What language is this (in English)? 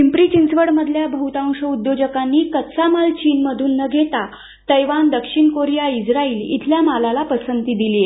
Marathi